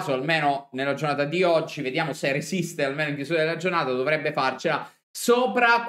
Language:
Italian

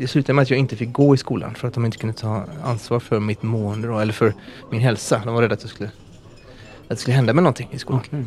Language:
Swedish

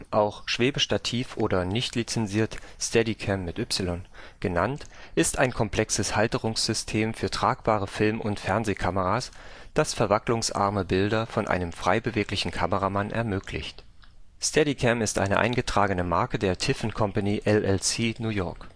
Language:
German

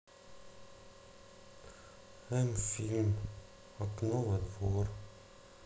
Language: Russian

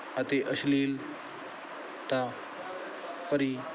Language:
Punjabi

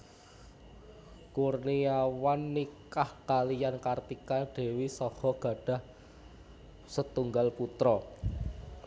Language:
Javanese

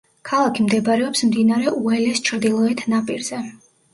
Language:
Georgian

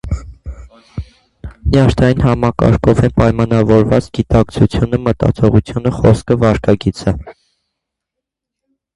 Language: Armenian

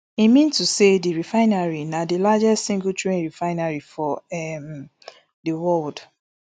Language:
Nigerian Pidgin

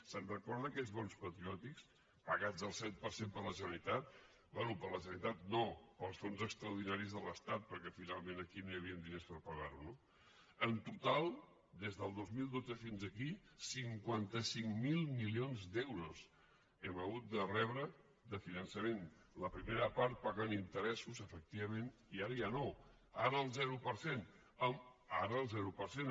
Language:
Catalan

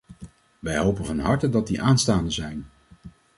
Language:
Dutch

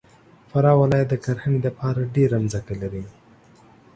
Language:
Pashto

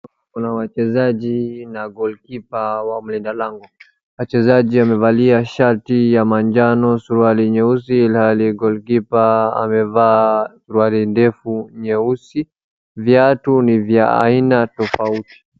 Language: Swahili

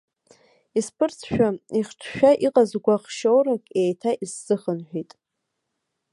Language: Abkhazian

